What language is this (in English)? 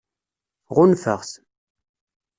Kabyle